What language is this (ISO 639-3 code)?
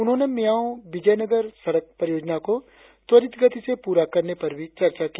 hin